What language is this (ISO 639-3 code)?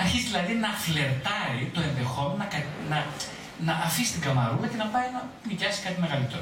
ell